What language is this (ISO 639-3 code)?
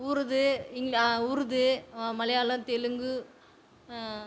tam